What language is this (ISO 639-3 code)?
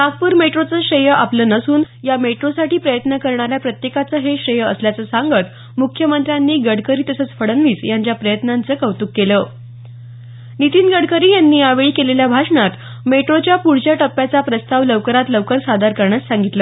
mar